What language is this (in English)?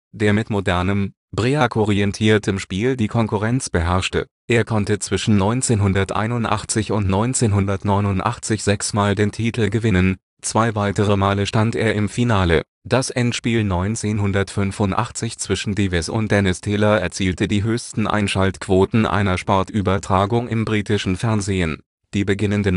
German